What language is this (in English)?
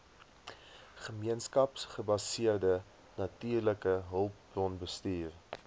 Afrikaans